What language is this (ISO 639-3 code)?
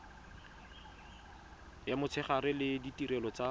tsn